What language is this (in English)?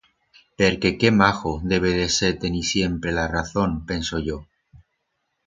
Aragonese